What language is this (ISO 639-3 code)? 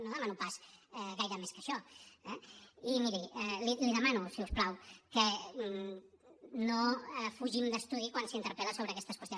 cat